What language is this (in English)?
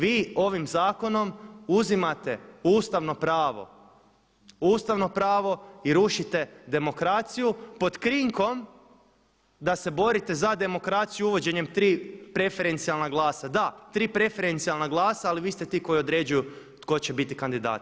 Croatian